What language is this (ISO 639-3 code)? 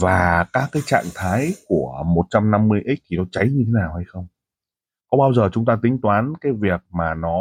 vie